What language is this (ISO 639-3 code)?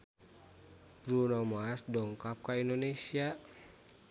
sun